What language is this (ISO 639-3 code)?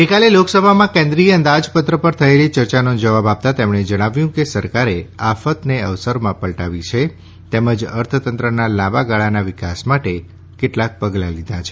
guj